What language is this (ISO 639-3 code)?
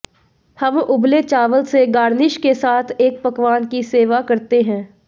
hin